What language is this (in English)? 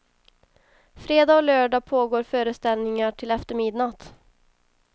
Swedish